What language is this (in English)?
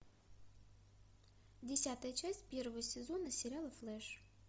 Russian